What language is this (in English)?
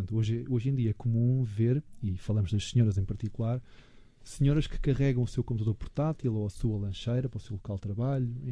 Portuguese